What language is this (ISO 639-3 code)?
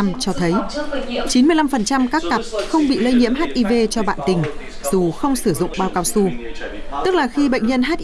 vie